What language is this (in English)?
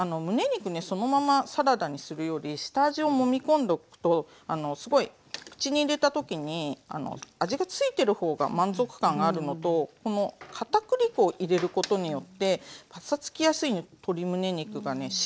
Japanese